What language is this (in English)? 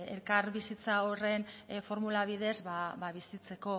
Basque